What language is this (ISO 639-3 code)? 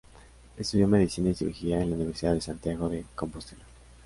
spa